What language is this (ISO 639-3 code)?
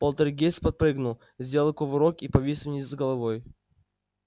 rus